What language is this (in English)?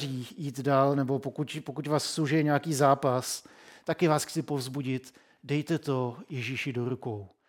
Czech